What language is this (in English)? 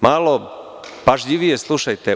Serbian